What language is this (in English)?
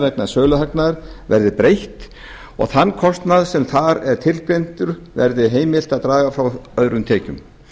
Icelandic